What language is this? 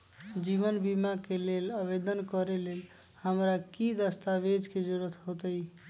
Magahi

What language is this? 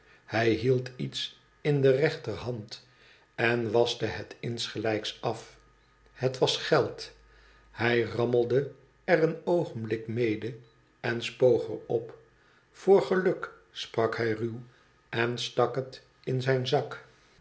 Dutch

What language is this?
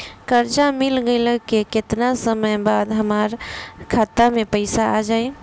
Bhojpuri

